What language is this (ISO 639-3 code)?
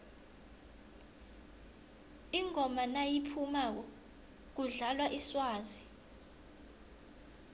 nbl